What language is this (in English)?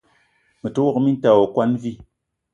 Eton (Cameroon)